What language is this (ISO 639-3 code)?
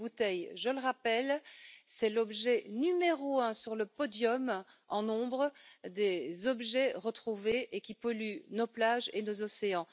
fra